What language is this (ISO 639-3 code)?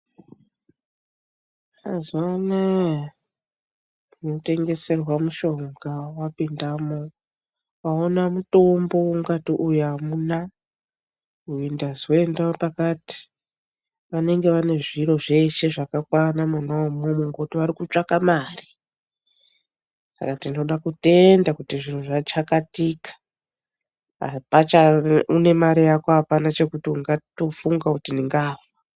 ndc